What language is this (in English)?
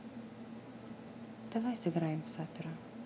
Russian